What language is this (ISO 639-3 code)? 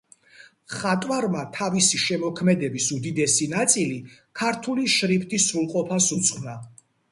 kat